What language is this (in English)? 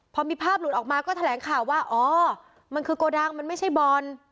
Thai